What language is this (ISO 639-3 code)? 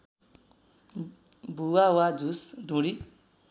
nep